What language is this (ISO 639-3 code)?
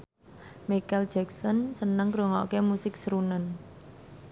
jav